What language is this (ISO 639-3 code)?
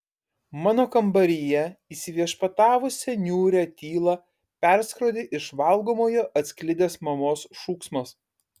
lit